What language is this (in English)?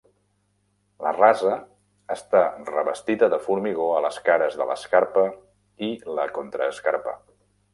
Catalan